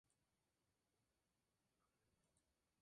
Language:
Spanish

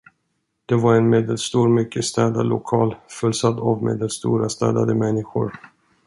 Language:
Swedish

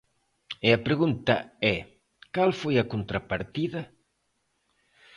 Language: Galician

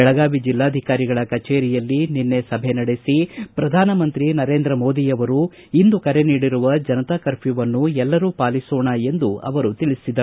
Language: Kannada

